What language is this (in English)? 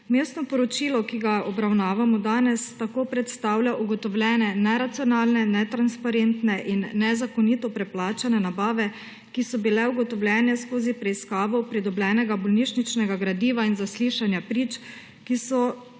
Slovenian